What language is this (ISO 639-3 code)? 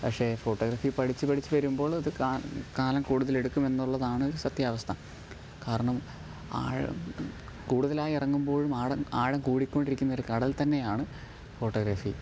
mal